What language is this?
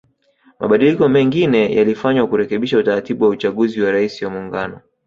Swahili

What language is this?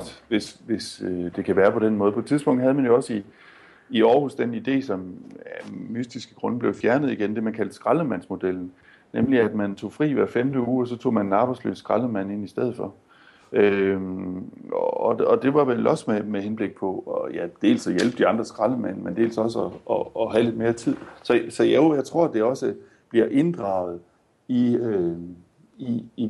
Danish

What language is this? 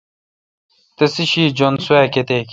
Kalkoti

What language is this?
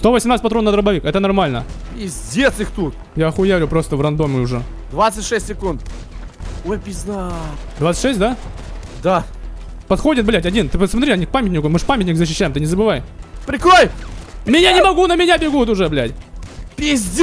Russian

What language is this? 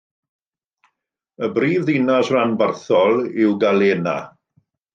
Welsh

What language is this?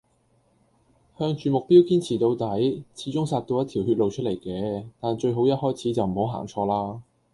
Cantonese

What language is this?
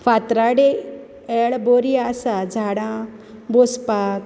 Konkani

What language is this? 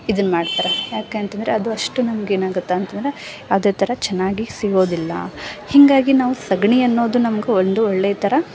Kannada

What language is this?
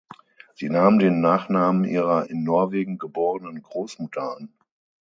German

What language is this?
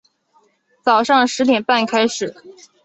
Chinese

